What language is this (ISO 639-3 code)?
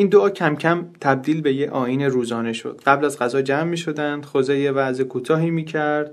fas